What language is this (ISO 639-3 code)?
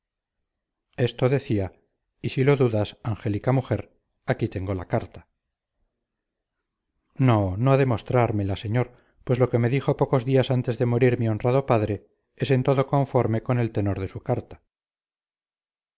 spa